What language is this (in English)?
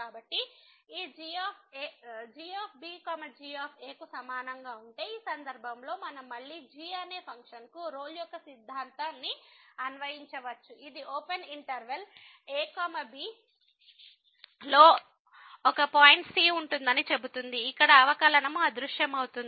Telugu